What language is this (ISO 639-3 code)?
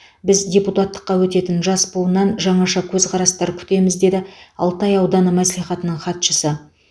kaz